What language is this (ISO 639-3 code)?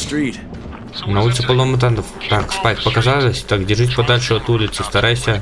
rus